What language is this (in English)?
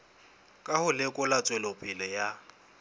Southern Sotho